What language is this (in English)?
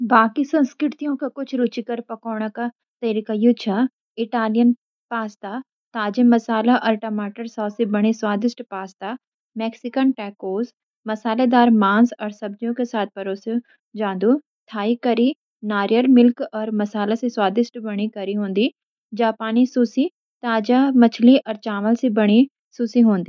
Garhwali